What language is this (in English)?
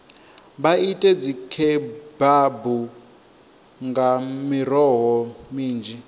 Venda